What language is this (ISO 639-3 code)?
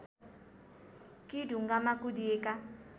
nep